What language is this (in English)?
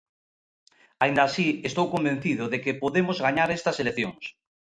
Galician